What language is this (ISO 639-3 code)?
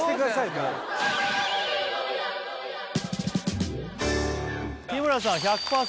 jpn